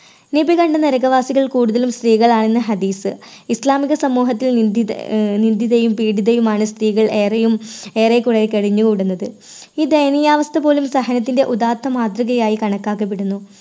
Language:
Malayalam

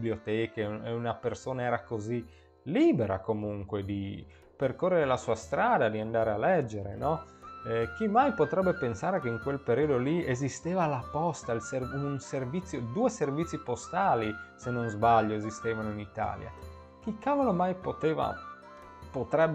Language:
Italian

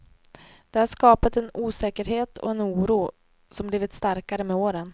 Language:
Swedish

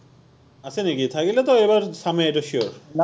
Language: Assamese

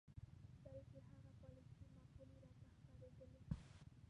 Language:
Pashto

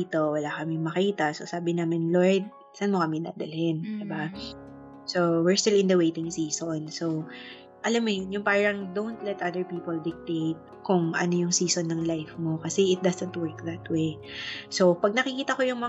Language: Filipino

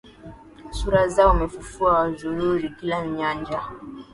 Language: Swahili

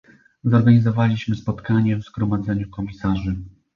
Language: Polish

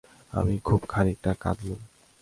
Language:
Bangla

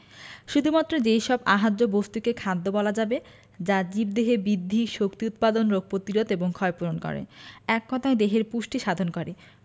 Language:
Bangla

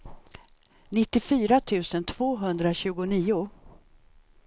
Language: Swedish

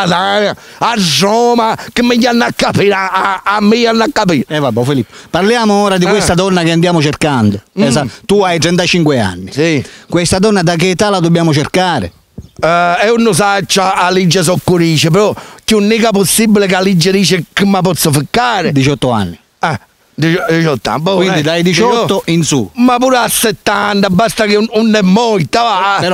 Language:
Italian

